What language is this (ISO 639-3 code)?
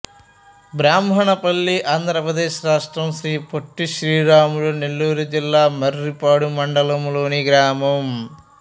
tel